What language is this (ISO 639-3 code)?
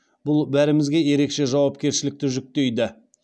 kaz